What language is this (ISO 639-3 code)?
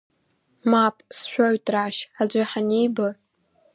abk